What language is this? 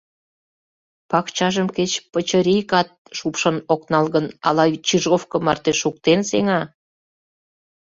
Mari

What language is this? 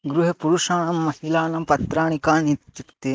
Sanskrit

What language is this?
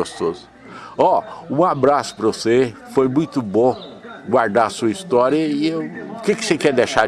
Portuguese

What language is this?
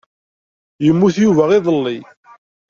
Kabyle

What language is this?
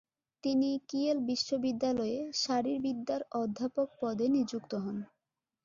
Bangla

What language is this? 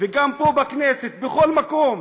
Hebrew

